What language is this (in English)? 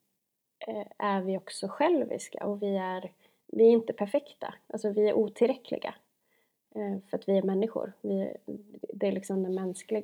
Swedish